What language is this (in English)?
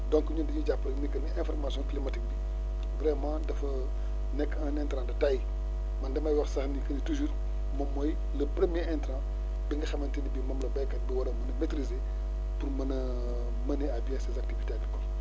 Wolof